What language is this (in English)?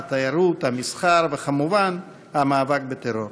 Hebrew